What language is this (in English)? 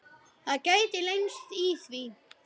Icelandic